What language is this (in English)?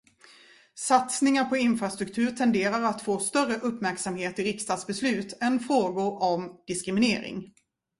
Swedish